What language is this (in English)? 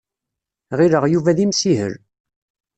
Kabyle